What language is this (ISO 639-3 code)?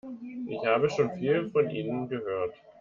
deu